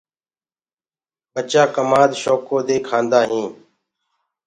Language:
Gurgula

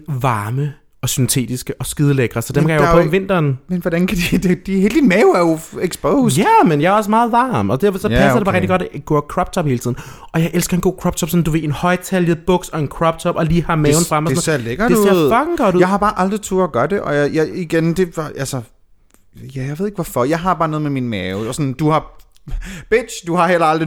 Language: Danish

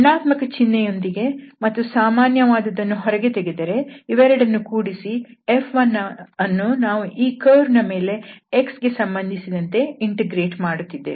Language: Kannada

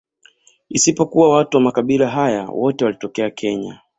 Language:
Swahili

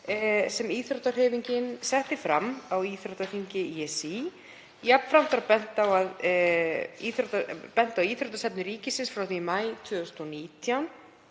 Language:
Icelandic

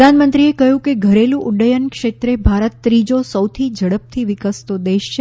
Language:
Gujarati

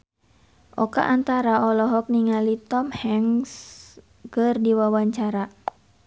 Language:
Sundanese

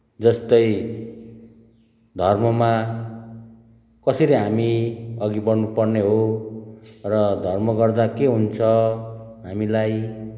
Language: Nepali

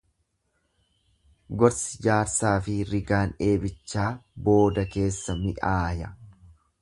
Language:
Oromo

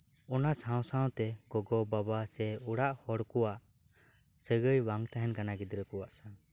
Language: Santali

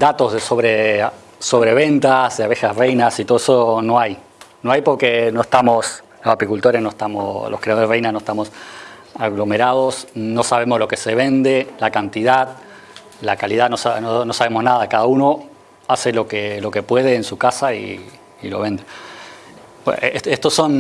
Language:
Spanish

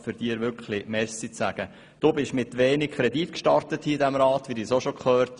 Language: Swiss German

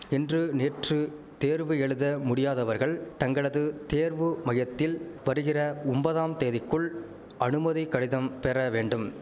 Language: Tamil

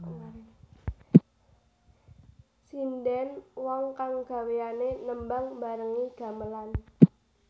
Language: Javanese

